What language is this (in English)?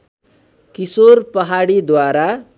Nepali